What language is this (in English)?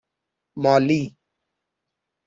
Persian